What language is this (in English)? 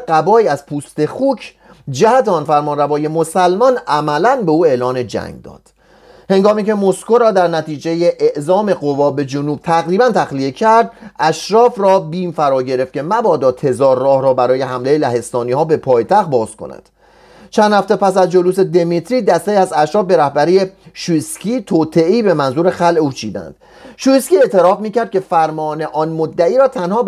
Persian